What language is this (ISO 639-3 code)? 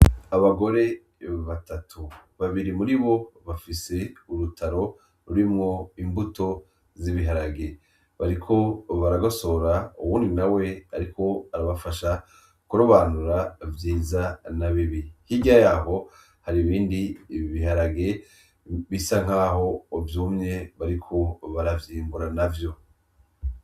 run